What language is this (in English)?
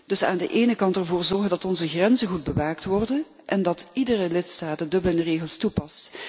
Dutch